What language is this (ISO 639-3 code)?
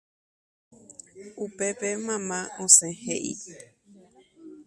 grn